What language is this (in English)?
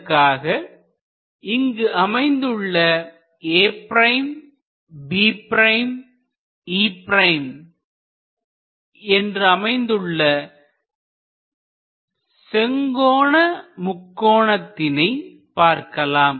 Tamil